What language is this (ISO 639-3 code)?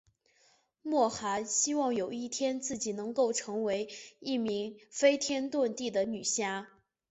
zho